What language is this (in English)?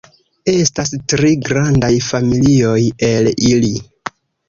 Esperanto